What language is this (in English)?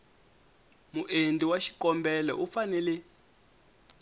Tsonga